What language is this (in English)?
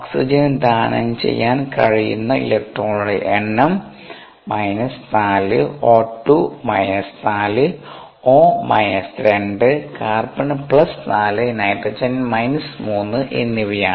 Malayalam